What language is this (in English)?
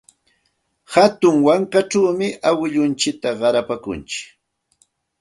Santa Ana de Tusi Pasco Quechua